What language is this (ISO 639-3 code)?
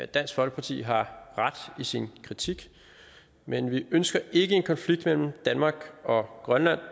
dan